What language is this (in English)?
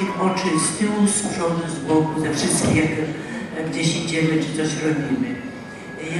Polish